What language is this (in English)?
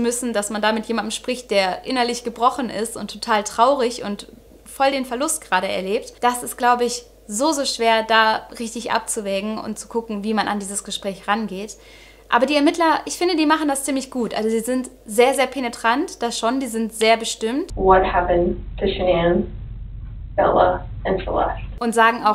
German